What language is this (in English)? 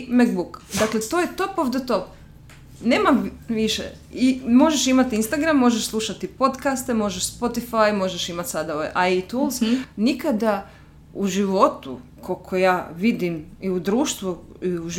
Croatian